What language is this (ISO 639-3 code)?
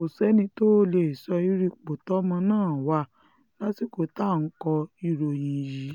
yor